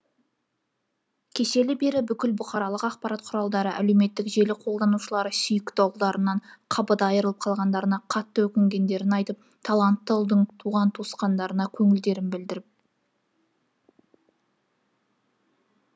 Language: Kazakh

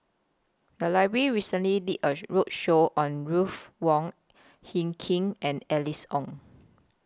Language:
English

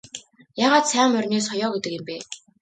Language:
Mongolian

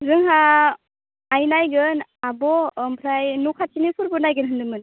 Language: Bodo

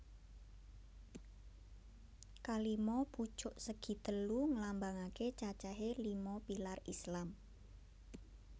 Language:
Javanese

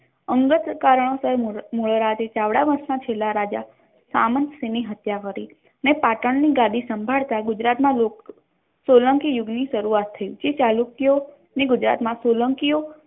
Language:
Gujarati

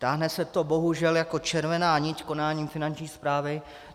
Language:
Czech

